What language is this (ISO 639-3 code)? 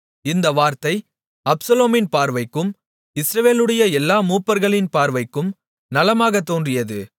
tam